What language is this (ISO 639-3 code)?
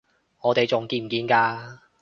yue